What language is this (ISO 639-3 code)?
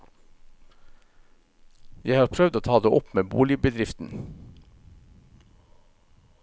nor